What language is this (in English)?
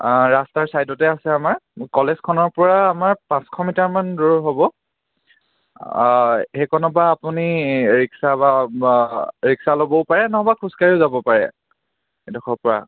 Assamese